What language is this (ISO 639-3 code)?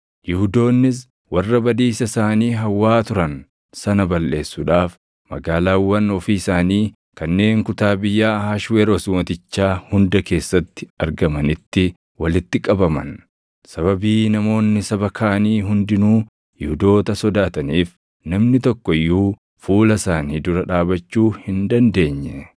orm